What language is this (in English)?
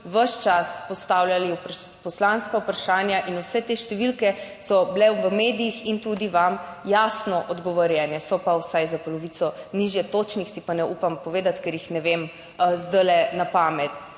Slovenian